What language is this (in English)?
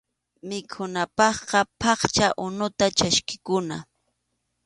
Arequipa-La Unión Quechua